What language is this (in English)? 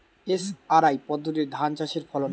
Bangla